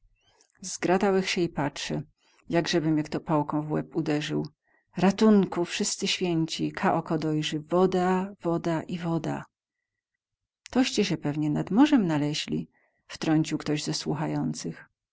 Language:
Polish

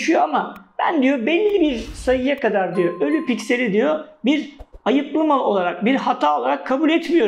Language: Turkish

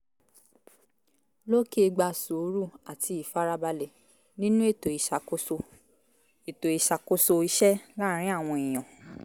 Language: Yoruba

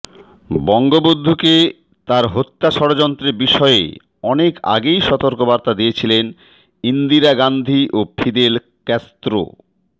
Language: Bangla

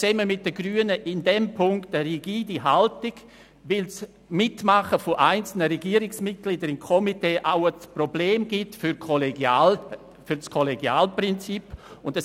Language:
Swiss German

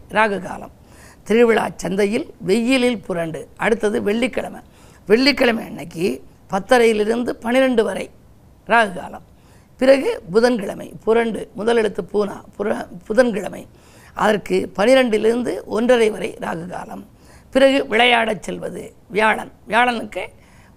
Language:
Tamil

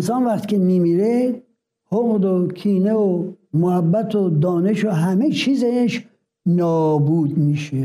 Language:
Persian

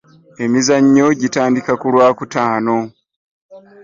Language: Ganda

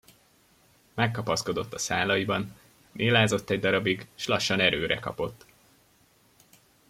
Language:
Hungarian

